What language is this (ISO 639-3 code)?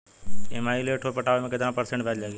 bho